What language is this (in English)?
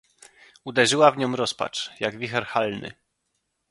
Polish